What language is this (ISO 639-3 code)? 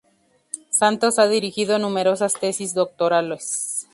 spa